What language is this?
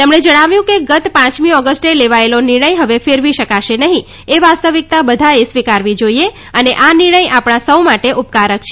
Gujarati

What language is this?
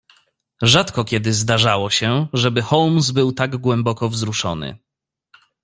Polish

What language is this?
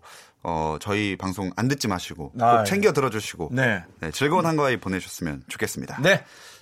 Korean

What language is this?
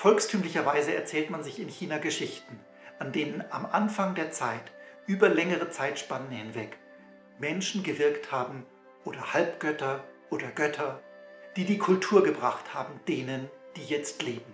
German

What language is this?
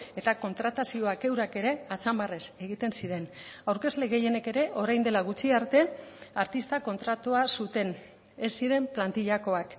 Basque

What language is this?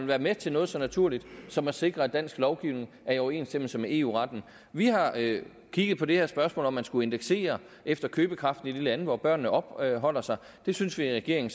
Danish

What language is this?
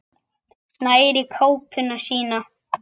Icelandic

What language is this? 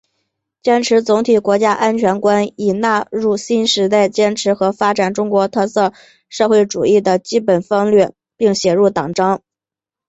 Chinese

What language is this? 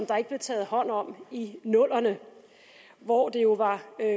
Danish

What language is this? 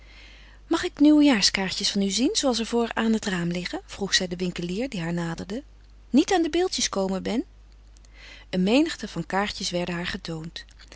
Dutch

